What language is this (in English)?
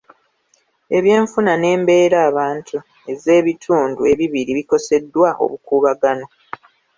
Ganda